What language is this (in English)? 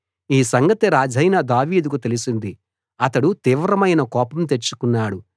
Telugu